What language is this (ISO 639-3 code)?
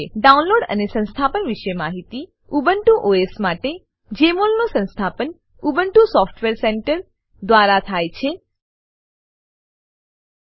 guj